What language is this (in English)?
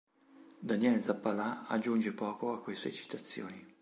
Italian